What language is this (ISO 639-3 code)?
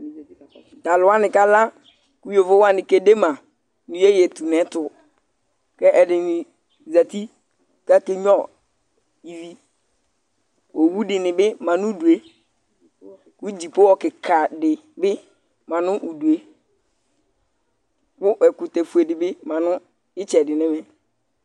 kpo